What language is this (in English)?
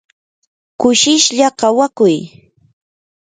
Yanahuanca Pasco Quechua